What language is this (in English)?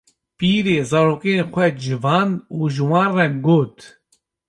Kurdish